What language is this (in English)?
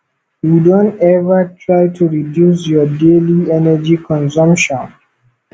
Nigerian Pidgin